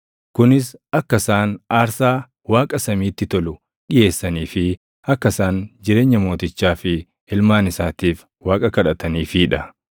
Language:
Oromo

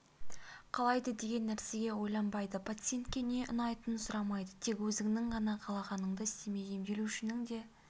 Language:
Kazakh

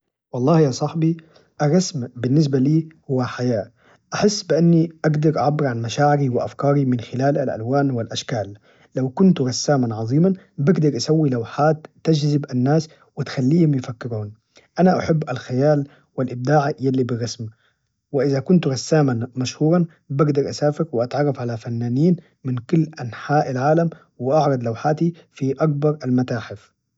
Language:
Najdi Arabic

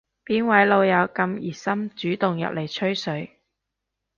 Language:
Cantonese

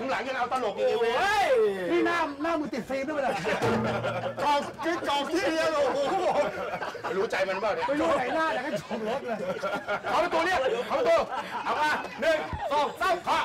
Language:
Thai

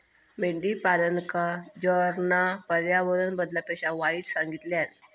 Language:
Marathi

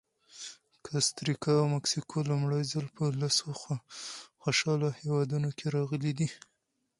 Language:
Pashto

